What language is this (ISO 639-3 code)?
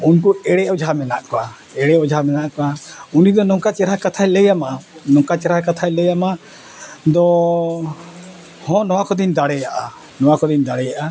sat